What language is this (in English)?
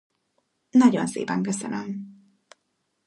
Hungarian